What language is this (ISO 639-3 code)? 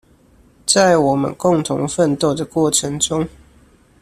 zho